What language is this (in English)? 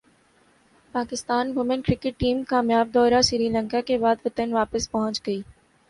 Urdu